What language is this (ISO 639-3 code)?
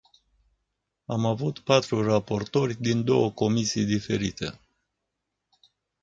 ron